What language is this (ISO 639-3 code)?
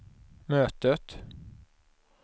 swe